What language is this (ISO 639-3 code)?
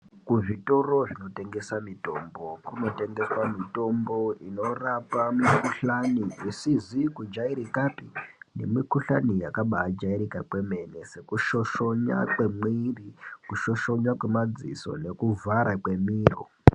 ndc